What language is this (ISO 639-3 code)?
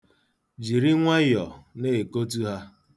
ibo